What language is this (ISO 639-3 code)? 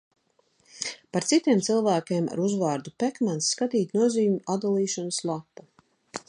lav